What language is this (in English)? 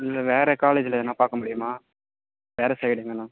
Tamil